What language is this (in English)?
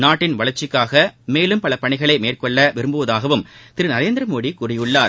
Tamil